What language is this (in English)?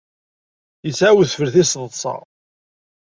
Kabyle